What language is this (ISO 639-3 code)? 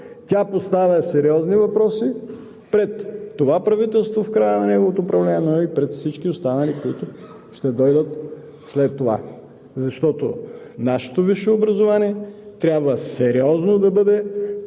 bul